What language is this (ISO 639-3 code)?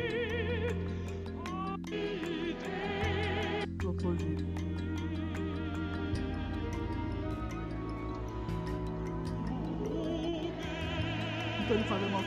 por